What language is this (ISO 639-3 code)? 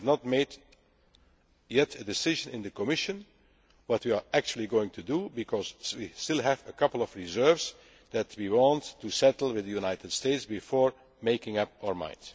eng